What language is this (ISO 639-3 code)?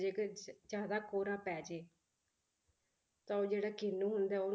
pan